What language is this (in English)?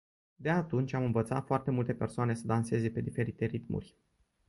Romanian